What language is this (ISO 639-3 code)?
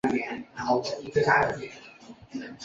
zho